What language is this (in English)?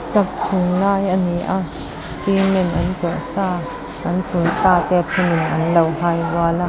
Mizo